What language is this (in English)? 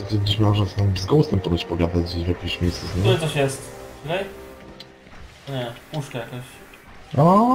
Polish